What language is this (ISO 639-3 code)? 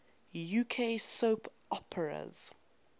eng